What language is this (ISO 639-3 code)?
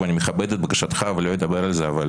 heb